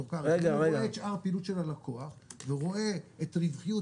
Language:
Hebrew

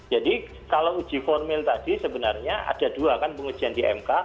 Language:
Indonesian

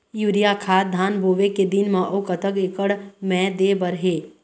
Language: Chhattisgarhi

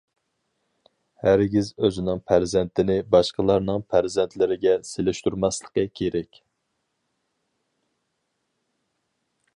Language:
Uyghur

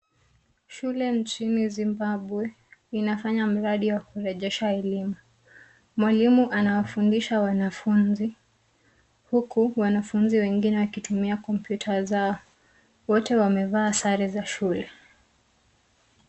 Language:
Swahili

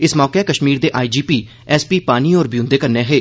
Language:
Dogri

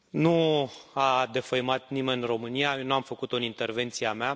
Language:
Romanian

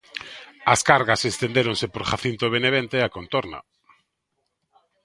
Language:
Galician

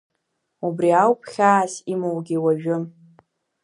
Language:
Abkhazian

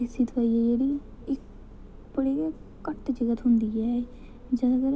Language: Dogri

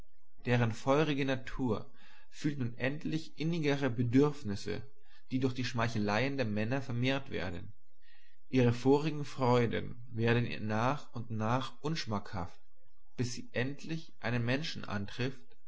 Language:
German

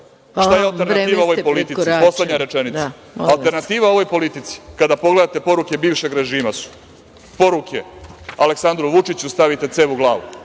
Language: Serbian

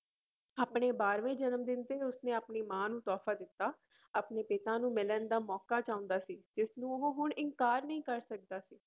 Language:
Punjabi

